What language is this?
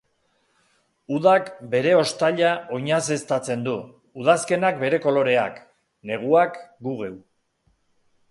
Basque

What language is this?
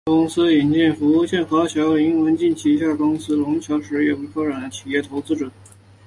Chinese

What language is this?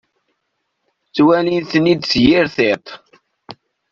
Kabyle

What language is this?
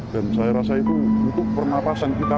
Indonesian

